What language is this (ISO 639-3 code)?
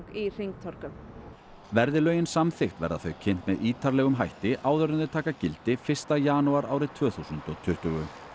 isl